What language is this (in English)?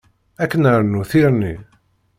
Kabyle